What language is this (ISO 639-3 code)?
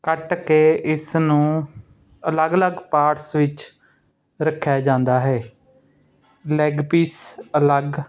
pan